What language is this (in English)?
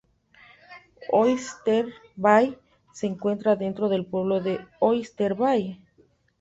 Spanish